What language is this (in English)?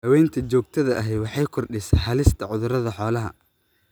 Somali